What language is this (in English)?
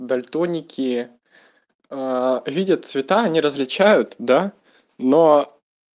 Russian